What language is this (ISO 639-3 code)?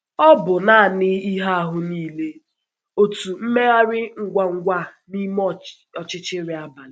ibo